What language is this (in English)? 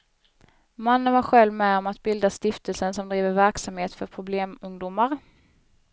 Swedish